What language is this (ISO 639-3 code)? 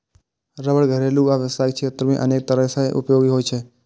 mai